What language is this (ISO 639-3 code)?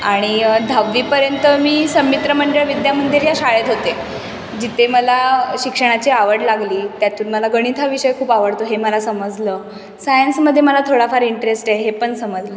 mar